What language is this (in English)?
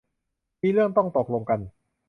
Thai